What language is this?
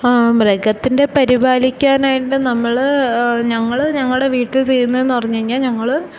Malayalam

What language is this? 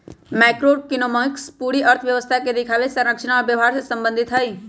Magahi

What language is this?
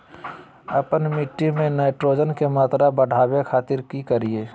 Magahi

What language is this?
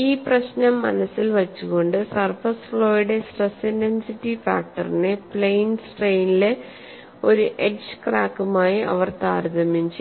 Malayalam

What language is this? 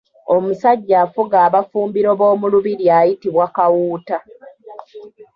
Ganda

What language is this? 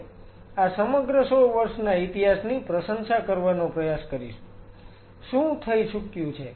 Gujarati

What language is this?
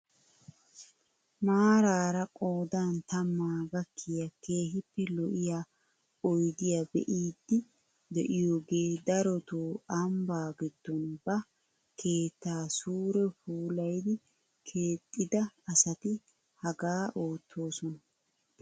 Wolaytta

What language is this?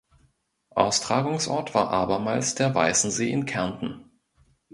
German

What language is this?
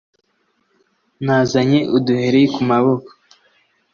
Kinyarwanda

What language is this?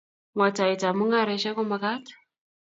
Kalenjin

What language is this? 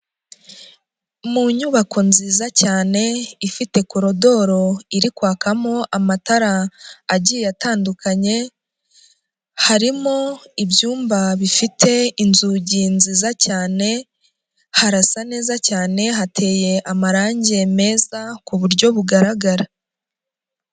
Kinyarwanda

